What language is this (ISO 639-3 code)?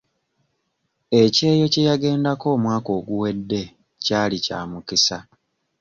lug